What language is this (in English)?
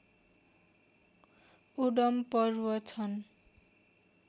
Nepali